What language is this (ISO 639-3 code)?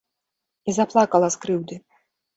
bel